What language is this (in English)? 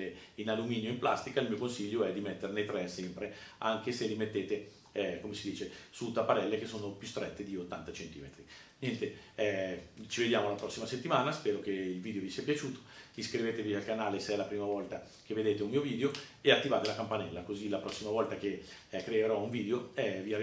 Italian